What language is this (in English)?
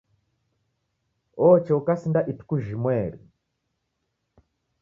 Taita